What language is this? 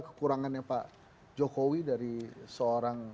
Indonesian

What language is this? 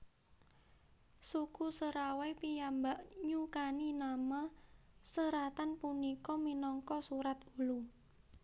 Javanese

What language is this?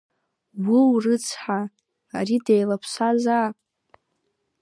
Abkhazian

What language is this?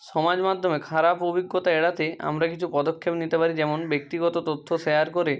Bangla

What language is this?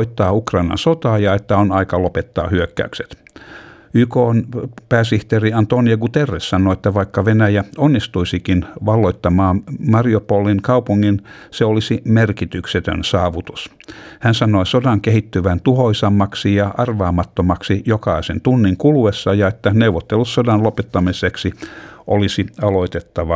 Finnish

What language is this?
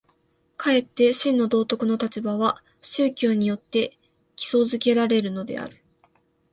Japanese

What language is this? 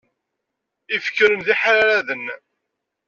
Kabyle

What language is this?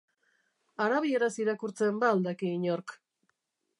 Basque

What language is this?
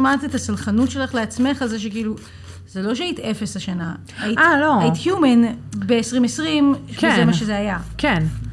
Hebrew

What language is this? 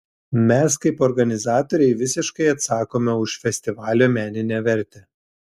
Lithuanian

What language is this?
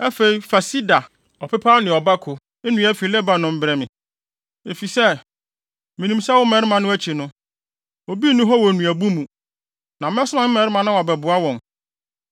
Akan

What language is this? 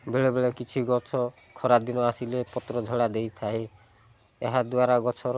Odia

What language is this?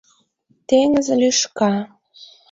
Mari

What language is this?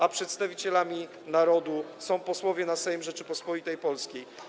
Polish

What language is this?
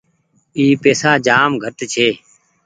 Goaria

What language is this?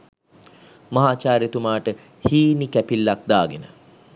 Sinhala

